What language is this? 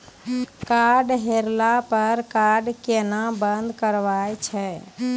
Maithili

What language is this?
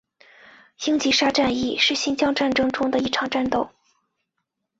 Chinese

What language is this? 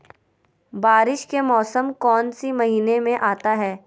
Magahi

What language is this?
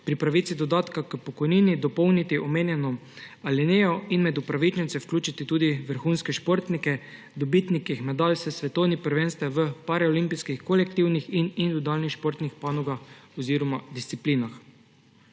Slovenian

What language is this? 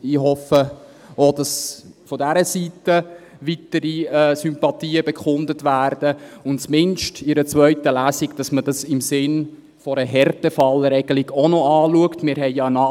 Swiss German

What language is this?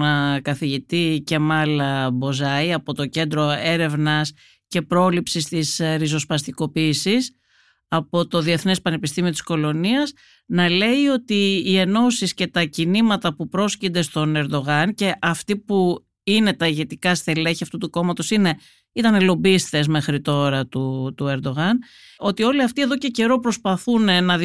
Greek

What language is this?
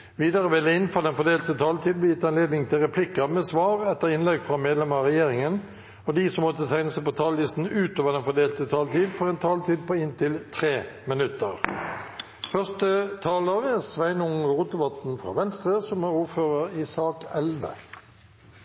Norwegian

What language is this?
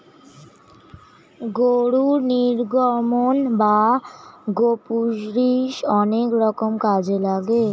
Bangla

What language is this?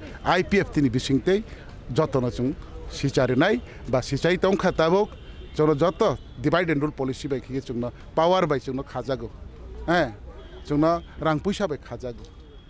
Korean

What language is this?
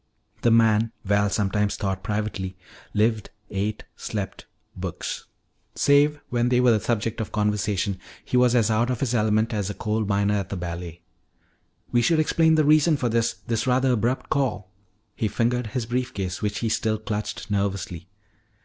English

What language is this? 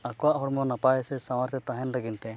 Santali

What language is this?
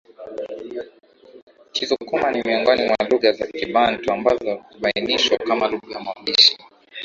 Swahili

